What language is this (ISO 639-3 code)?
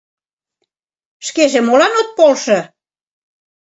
chm